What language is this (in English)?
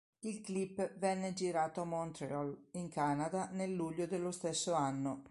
Italian